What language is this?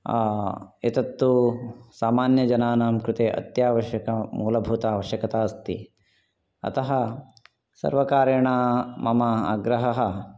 Sanskrit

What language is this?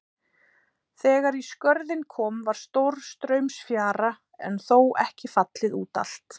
Icelandic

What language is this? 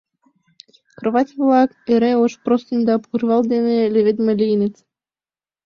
Mari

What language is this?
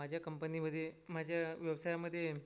Marathi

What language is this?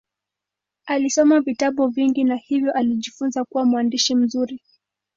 Swahili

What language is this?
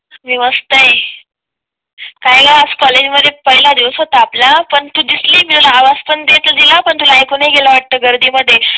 Marathi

